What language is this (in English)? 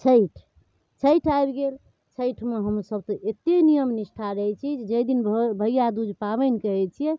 Maithili